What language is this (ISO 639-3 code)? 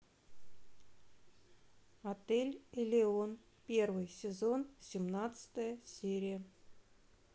rus